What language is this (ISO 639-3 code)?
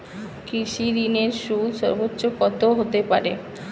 ben